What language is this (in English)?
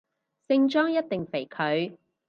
Cantonese